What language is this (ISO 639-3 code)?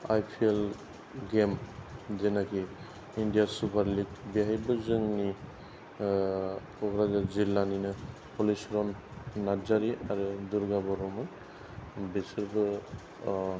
brx